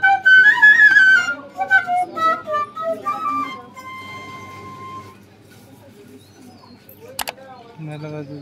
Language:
Turkish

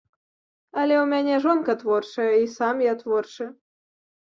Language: Belarusian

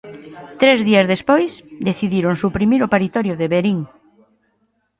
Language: Galician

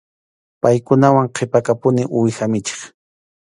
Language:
Arequipa-La Unión Quechua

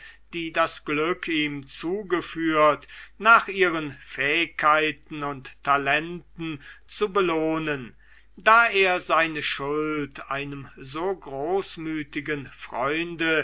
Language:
German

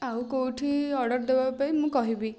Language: Odia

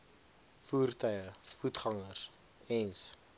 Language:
Afrikaans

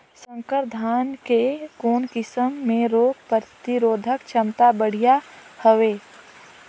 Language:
Chhattisgarhi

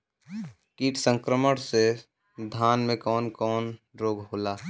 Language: Bhojpuri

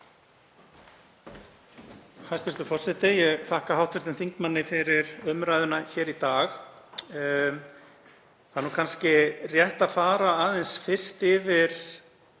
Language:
Icelandic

